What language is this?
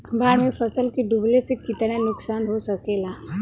Bhojpuri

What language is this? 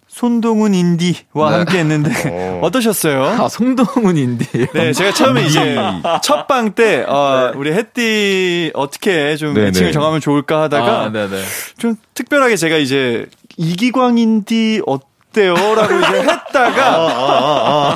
Korean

